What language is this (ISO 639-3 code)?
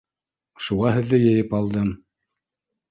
bak